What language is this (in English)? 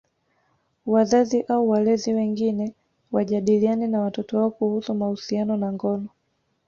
Swahili